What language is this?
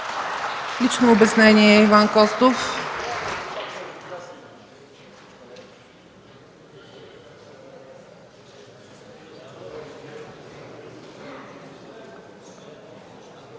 Bulgarian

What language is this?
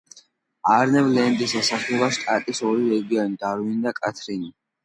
Georgian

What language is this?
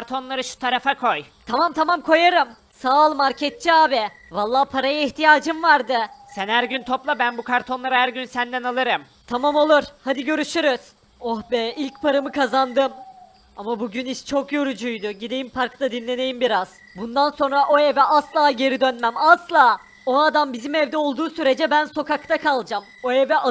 Turkish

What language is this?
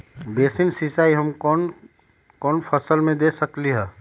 Magahi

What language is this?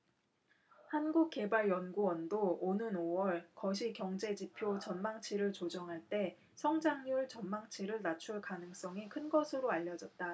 Korean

